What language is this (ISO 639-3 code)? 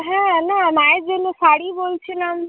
ben